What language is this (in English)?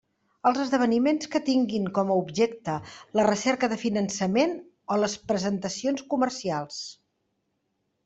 Catalan